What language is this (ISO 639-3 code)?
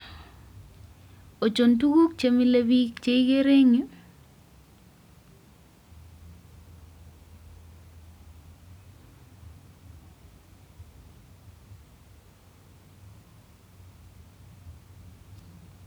kln